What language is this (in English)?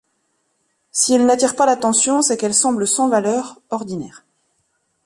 French